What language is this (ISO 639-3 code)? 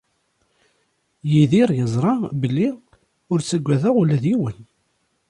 kab